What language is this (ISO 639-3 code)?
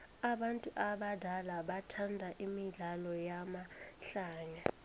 nbl